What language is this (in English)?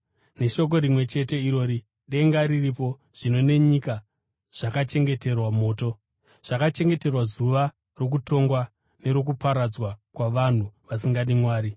Shona